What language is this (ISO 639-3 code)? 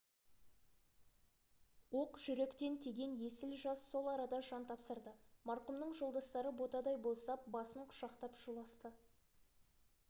kaz